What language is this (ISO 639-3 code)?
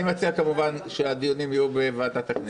heb